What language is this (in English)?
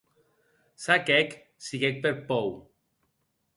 Occitan